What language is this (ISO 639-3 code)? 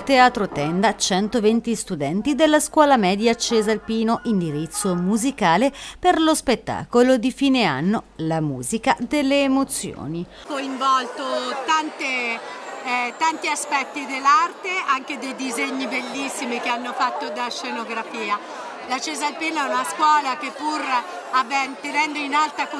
ita